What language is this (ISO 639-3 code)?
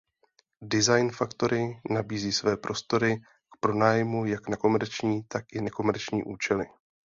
ces